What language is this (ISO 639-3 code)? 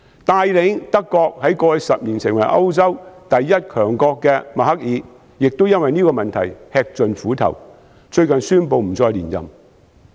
yue